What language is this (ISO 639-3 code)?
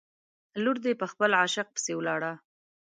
pus